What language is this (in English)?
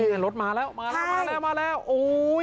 Thai